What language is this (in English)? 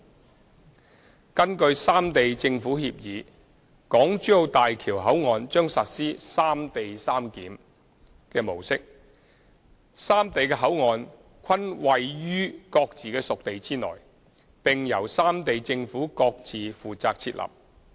Cantonese